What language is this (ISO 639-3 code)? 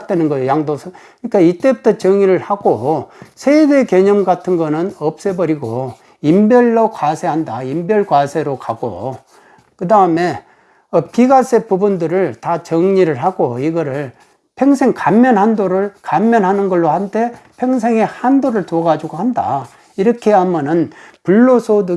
kor